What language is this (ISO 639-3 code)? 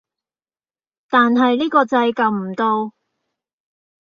yue